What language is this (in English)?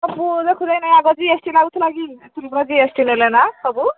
Odia